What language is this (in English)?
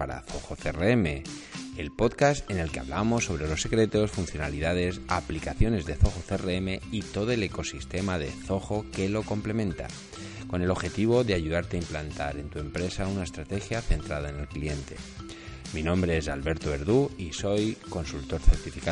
Spanish